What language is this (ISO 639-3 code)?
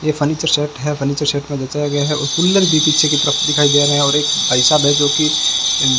hin